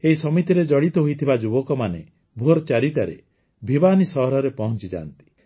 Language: Odia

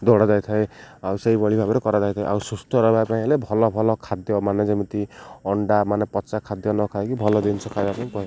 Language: Odia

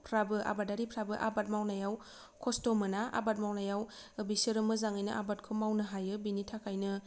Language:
Bodo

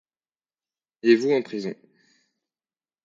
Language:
French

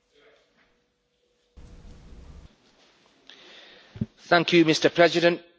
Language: English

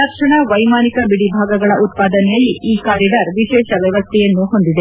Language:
Kannada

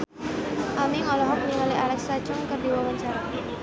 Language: Sundanese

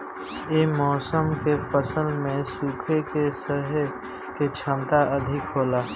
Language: Bhojpuri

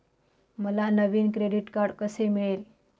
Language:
Marathi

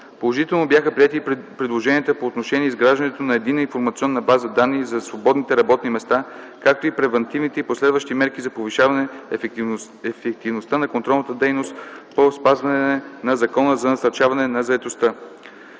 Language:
Bulgarian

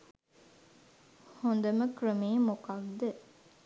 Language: Sinhala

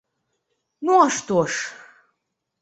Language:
Belarusian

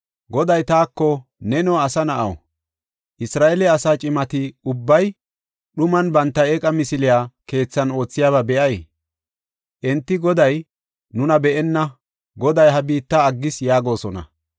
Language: Gofa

